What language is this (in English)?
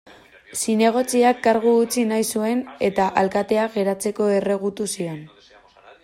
Basque